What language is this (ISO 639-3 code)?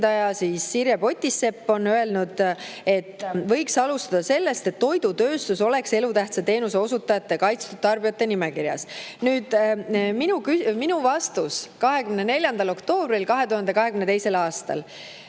est